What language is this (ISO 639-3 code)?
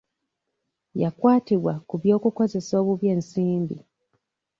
lug